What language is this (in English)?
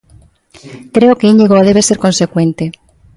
Galician